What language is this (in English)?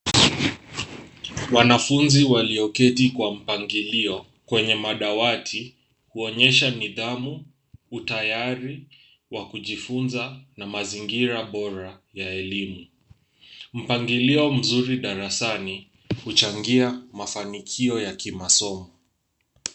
Swahili